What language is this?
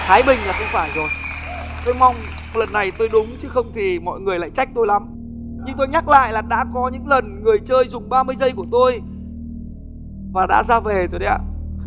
Vietnamese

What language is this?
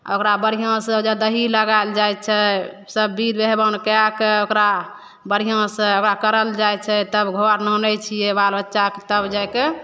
Maithili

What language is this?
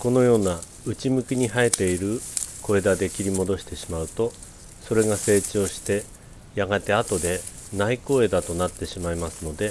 Japanese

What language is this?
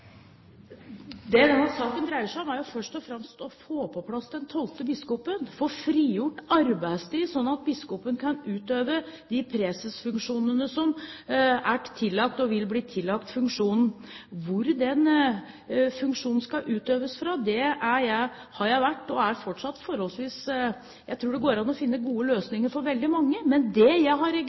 Norwegian Bokmål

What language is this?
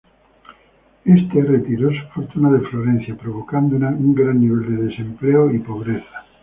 Spanish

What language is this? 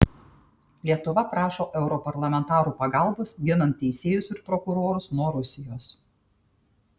Lithuanian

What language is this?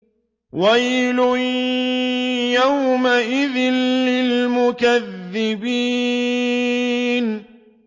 Arabic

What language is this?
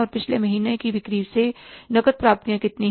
Hindi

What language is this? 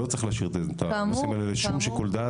Hebrew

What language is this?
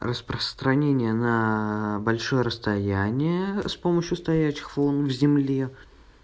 Russian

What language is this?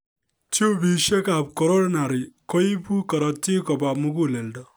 Kalenjin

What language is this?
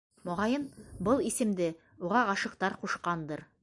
Bashkir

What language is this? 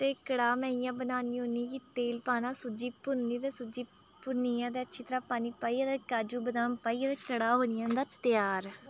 Dogri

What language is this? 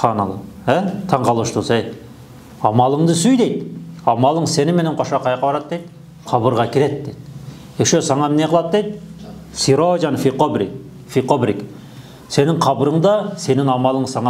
Turkish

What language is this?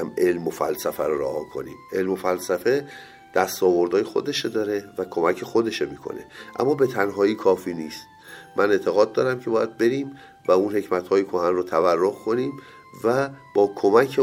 Persian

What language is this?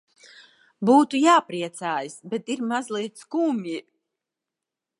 Latvian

